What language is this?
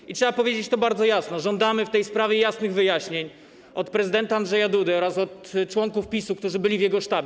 Polish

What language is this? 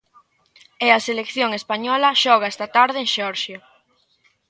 Galician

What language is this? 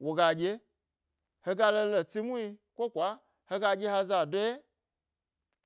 Gbari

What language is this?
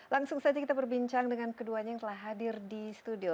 Indonesian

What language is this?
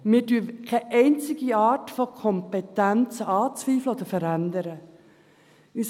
Swiss German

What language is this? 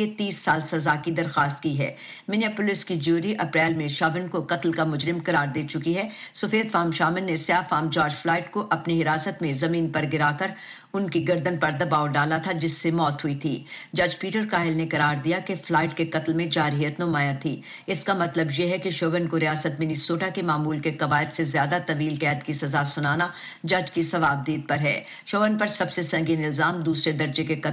Urdu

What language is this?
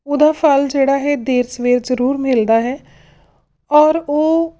Punjabi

